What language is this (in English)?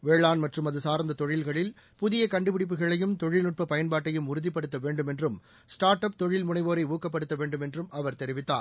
Tamil